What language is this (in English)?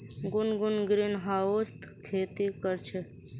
Magahi